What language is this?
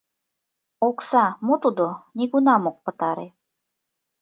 Mari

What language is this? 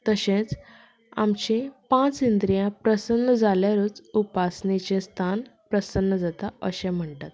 Konkani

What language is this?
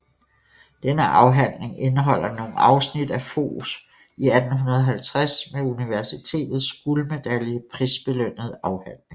Danish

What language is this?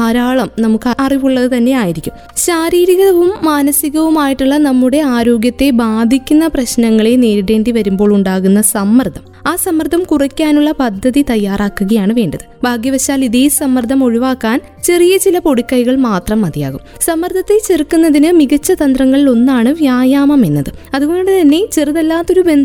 Malayalam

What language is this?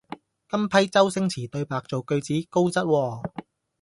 Cantonese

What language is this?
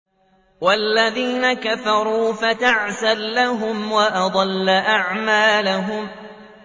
Arabic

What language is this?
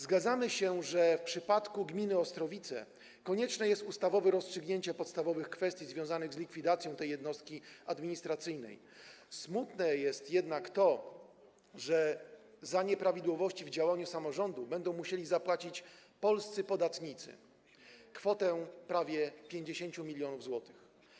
Polish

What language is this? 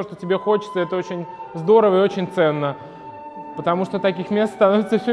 Russian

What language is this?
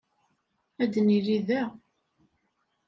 Kabyle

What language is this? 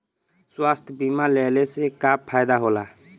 Bhojpuri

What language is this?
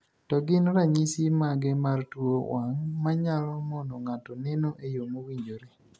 Luo (Kenya and Tanzania)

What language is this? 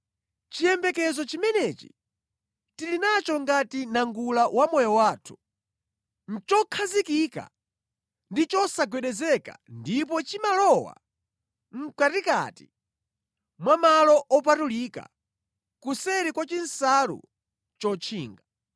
Nyanja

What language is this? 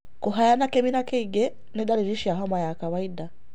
Kikuyu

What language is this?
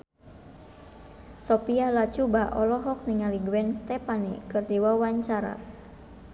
Sundanese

